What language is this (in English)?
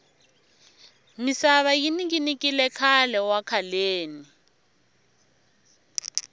Tsonga